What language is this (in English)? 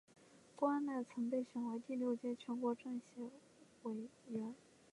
Chinese